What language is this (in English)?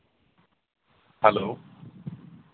Dogri